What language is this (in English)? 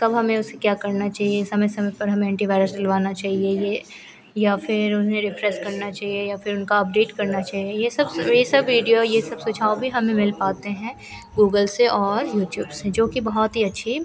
Hindi